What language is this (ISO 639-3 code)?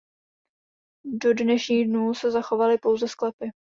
ces